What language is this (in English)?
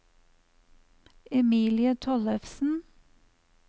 Norwegian